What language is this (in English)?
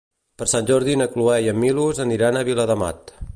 Catalan